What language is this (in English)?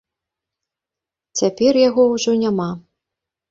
Belarusian